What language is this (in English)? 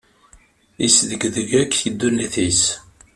Kabyle